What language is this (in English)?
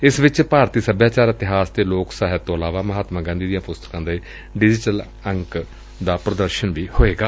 Punjabi